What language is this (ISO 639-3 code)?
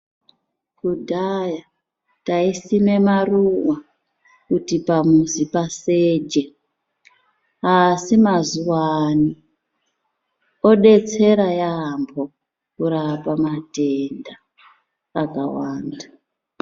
ndc